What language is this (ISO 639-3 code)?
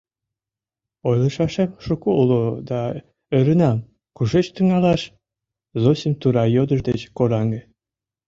chm